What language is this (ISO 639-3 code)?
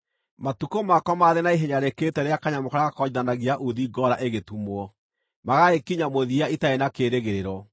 kik